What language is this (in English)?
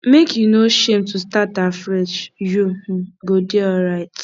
Nigerian Pidgin